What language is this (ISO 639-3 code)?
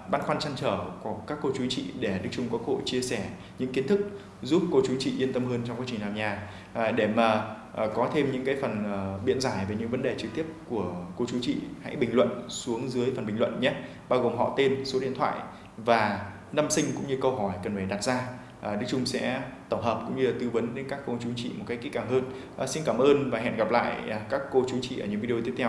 vie